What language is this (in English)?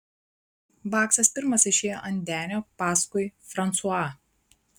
Lithuanian